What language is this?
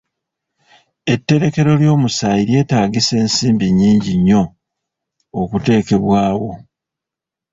Ganda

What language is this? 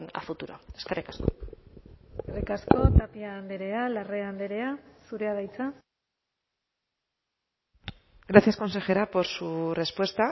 Basque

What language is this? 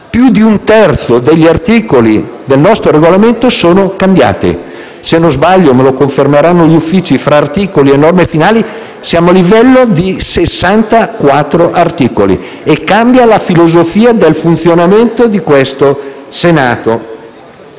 Italian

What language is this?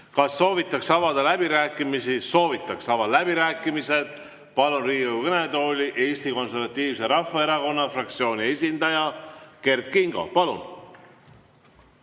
Estonian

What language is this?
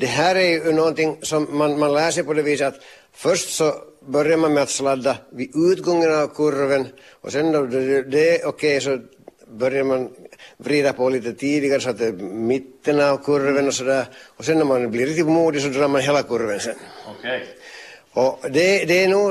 Swedish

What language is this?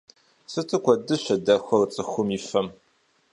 Kabardian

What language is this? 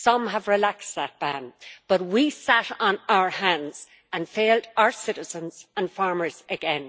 English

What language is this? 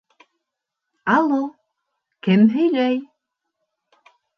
Bashkir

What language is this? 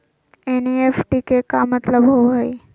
Magahi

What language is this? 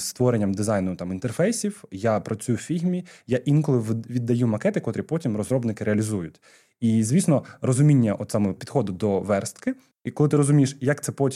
Ukrainian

